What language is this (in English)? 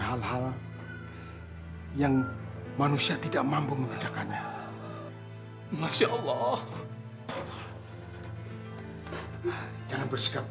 Indonesian